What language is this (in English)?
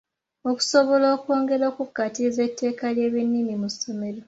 Ganda